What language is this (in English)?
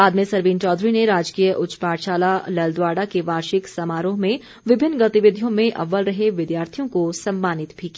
Hindi